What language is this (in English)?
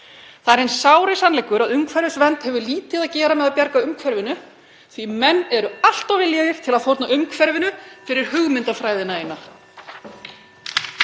Icelandic